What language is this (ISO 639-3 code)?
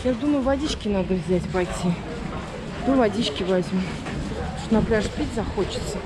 rus